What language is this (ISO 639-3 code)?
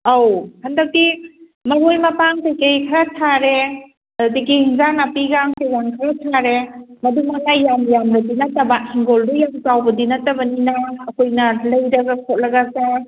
mni